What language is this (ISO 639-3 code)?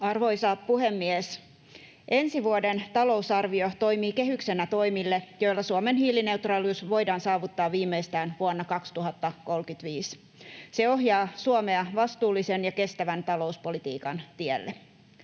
fin